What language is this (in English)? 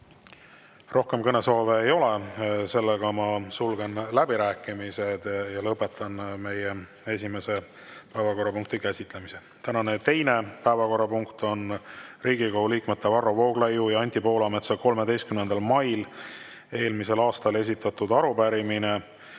Estonian